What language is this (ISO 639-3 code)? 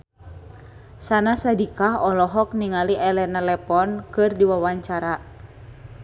sun